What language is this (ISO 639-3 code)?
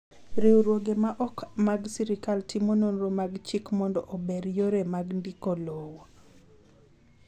luo